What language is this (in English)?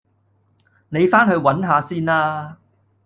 Cantonese